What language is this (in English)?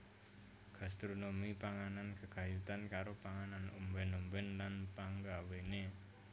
Javanese